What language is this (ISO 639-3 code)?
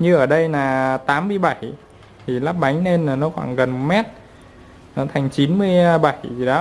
vie